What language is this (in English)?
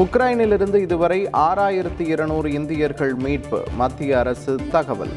Tamil